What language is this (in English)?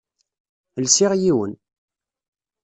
Kabyle